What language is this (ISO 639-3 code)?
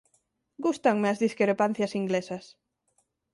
glg